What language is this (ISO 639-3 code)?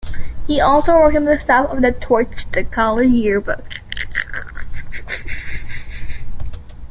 eng